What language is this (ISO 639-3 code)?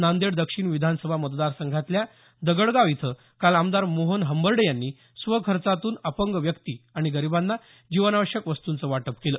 mar